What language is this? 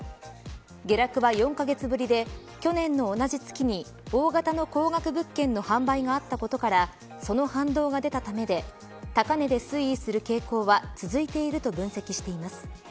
Japanese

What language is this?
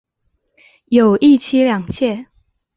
Chinese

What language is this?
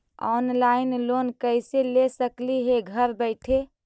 Magahi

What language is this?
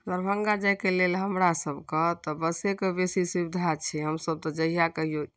Maithili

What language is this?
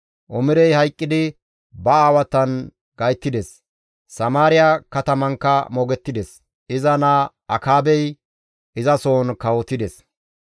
Gamo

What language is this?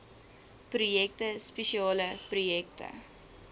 Afrikaans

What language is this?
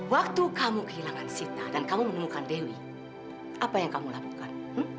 Indonesian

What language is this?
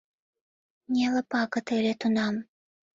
Mari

